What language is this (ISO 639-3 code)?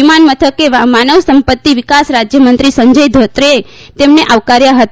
guj